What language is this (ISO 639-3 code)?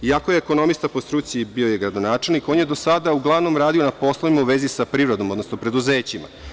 srp